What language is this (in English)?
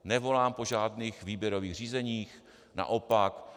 Czech